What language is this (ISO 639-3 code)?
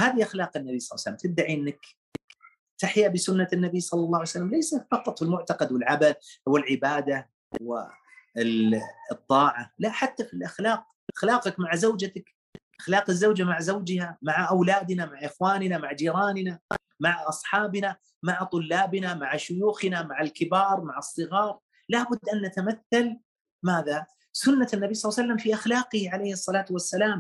ara